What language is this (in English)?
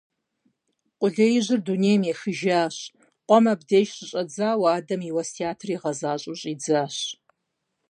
Kabardian